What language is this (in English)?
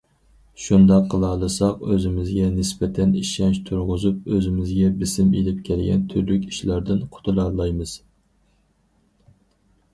Uyghur